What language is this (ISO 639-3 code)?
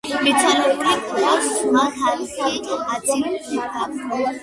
kat